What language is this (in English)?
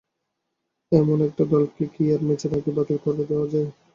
Bangla